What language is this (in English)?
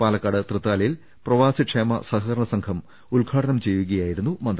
Malayalam